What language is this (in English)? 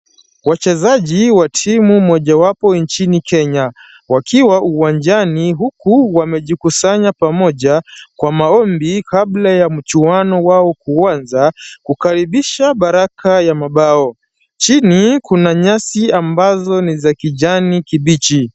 Swahili